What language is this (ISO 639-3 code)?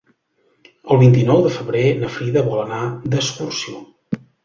cat